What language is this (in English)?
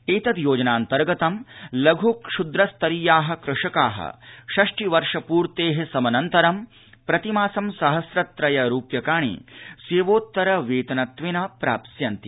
Sanskrit